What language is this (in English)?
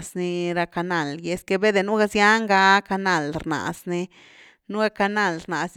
Güilá Zapotec